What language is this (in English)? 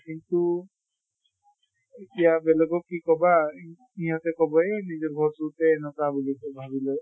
Assamese